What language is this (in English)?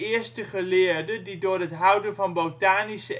Dutch